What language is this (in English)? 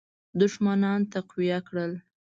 Pashto